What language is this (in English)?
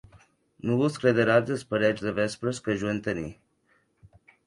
Occitan